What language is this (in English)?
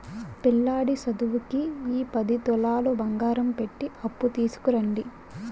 Telugu